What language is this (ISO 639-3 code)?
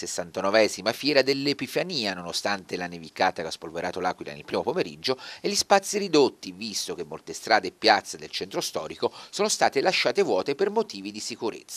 ita